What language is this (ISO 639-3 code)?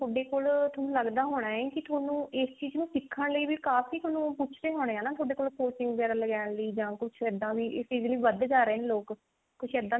pan